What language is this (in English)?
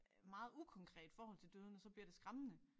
Danish